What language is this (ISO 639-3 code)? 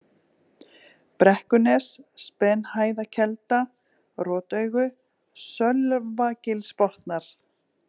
isl